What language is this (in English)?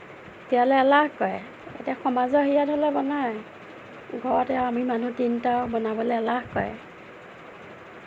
Assamese